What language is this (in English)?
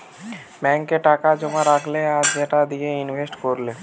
Bangla